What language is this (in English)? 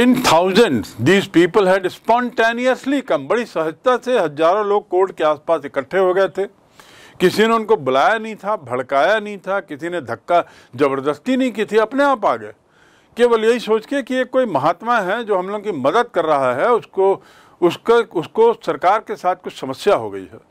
Hindi